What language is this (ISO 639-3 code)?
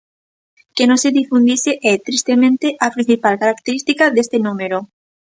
glg